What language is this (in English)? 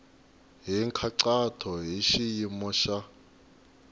Tsonga